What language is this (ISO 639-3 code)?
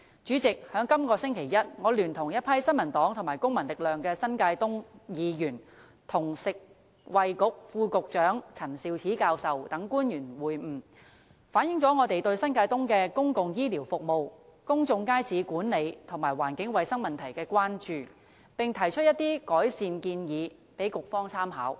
yue